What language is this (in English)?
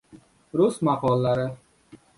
Uzbek